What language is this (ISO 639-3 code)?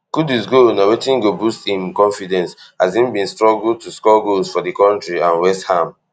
pcm